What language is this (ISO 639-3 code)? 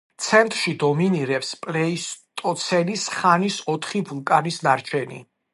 kat